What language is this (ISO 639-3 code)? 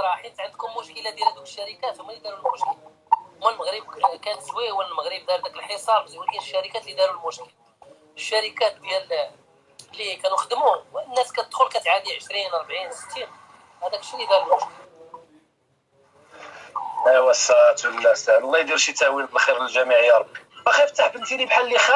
ara